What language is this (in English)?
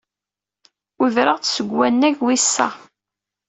Kabyle